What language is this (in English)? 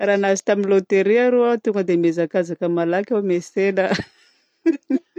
Southern Betsimisaraka Malagasy